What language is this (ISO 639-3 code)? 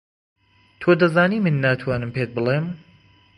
ckb